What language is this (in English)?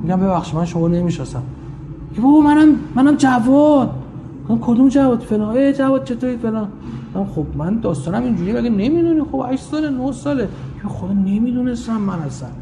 Persian